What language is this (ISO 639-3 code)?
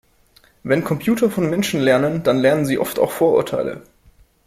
deu